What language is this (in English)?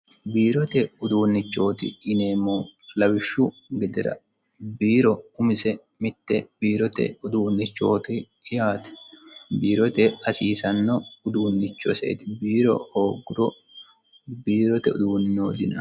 Sidamo